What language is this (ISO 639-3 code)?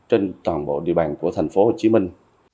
vie